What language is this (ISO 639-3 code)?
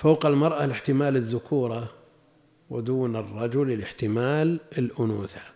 ara